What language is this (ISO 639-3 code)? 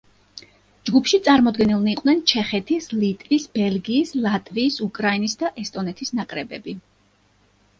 kat